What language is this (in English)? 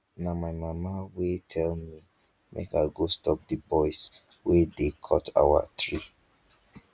Nigerian Pidgin